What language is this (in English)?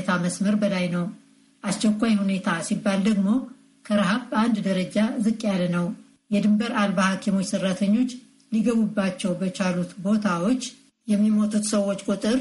Romanian